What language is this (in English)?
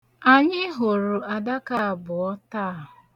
Igbo